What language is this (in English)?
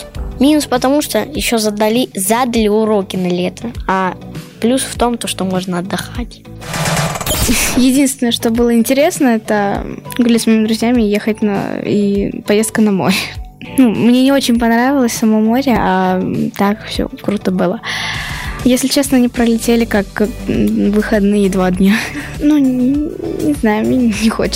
Russian